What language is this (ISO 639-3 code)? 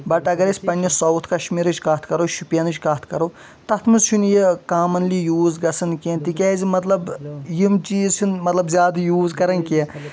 kas